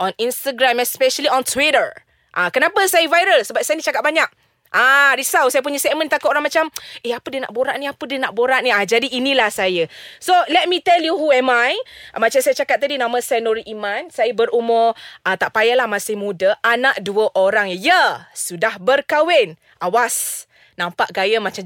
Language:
Malay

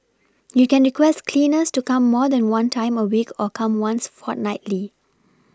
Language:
English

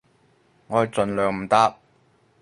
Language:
Cantonese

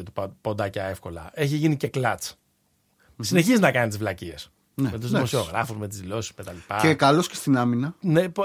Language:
Greek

